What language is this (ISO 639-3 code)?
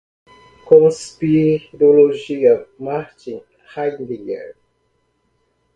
por